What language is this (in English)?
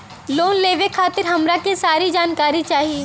Bhojpuri